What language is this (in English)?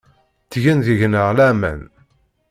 Kabyle